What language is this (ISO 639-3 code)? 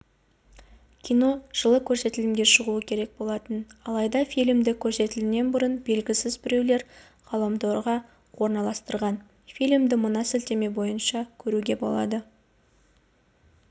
kaz